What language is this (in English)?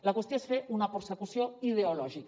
Catalan